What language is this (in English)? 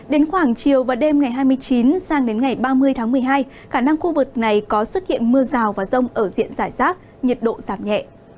Vietnamese